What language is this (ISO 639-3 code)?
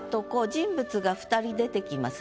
jpn